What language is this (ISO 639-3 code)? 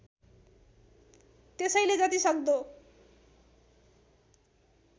nep